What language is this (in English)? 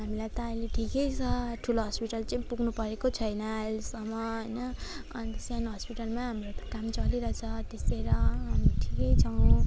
Nepali